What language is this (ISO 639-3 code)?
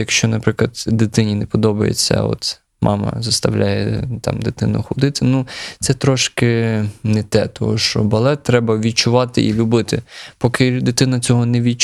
ukr